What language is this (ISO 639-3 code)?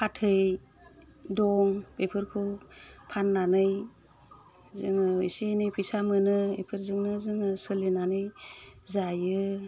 brx